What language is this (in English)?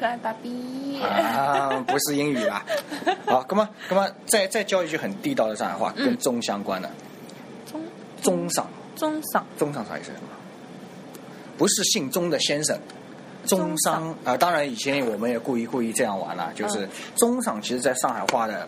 Chinese